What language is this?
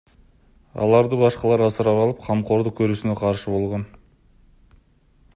Kyrgyz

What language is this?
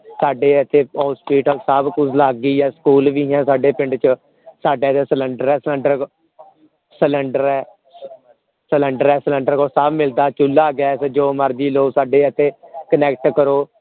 Punjabi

